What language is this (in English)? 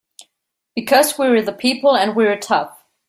English